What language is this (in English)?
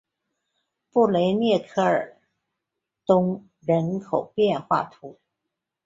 Chinese